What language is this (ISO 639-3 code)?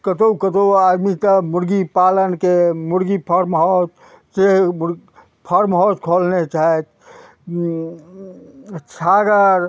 mai